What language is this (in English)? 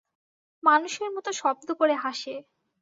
Bangla